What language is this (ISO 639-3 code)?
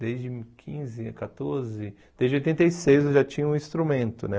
por